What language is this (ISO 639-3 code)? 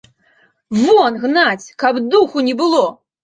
bel